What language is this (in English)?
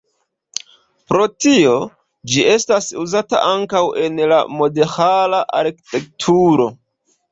Esperanto